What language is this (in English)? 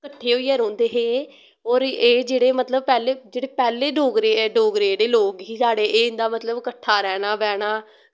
Dogri